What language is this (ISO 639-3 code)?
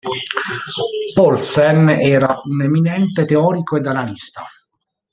ita